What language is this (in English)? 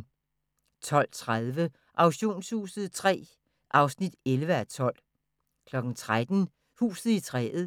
Danish